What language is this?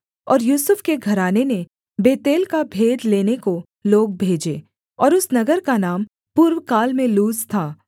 Hindi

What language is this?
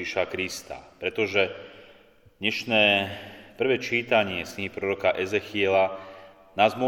Slovak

